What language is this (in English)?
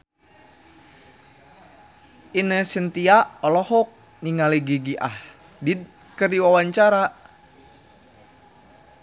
Sundanese